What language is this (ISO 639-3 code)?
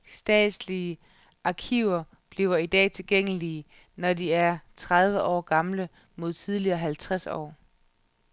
dan